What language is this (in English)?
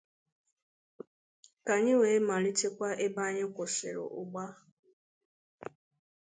Igbo